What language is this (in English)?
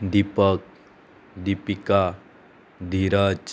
Konkani